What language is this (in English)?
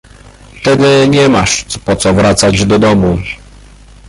Polish